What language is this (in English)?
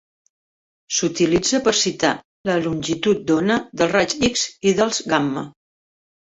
Catalan